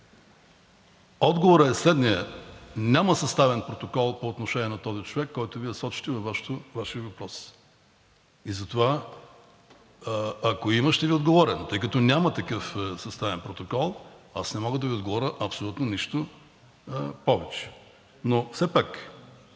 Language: Bulgarian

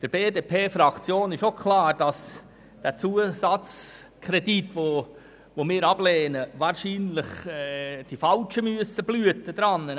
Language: Swiss German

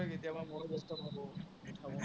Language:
Assamese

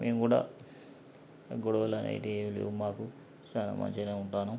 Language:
Telugu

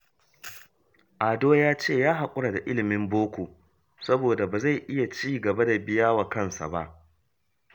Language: Hausa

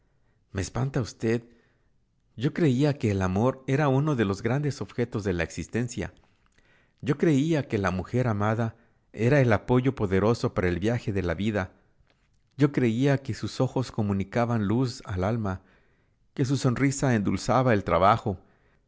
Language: Spanish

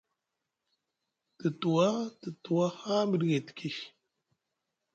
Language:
Musgu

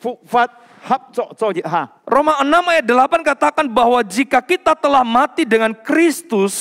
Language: Indonesian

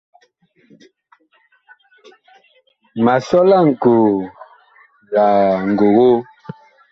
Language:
Bakoko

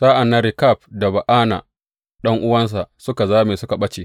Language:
Hausa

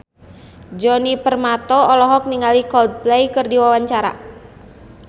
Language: Sundanese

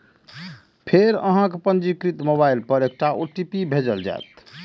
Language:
Maithili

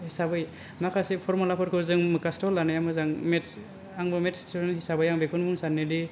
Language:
Bodo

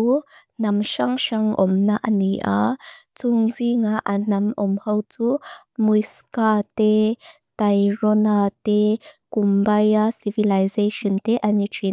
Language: Mizo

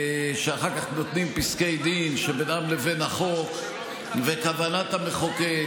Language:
Hebrew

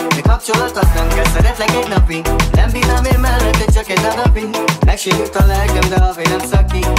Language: Hungarian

